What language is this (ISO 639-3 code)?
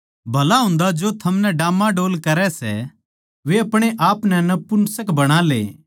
bgc